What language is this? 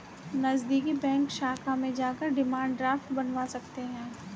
Hindi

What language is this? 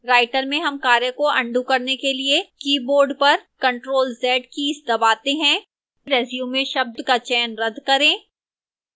Hindi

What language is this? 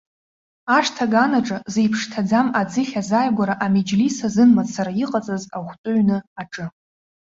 Abkhazian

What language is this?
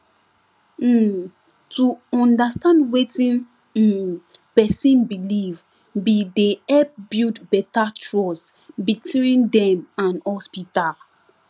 Nigerian Pidgin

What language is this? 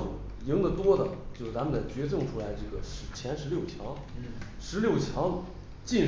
Chinese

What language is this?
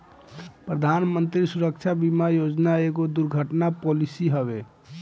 Bhojpuri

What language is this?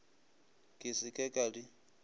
Northern Sotho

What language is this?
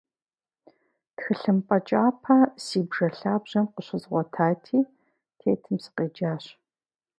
Kabardian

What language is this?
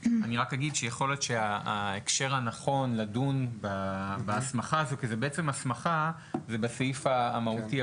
Hebrew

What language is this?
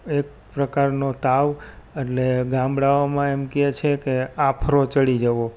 Gujarati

